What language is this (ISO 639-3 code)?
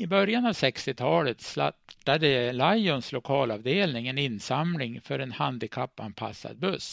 swe